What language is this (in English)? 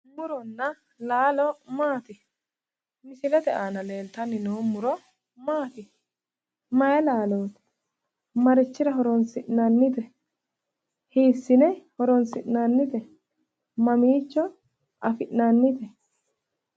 Sidamo